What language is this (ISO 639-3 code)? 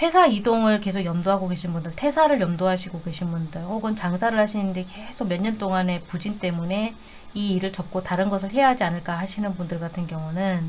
kor